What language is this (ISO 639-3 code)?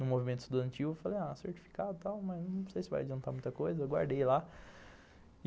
por